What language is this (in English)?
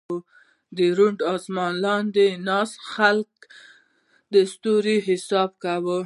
Pashto